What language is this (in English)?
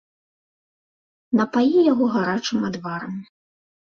Belarusian